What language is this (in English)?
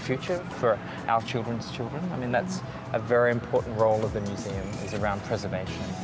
Indonesian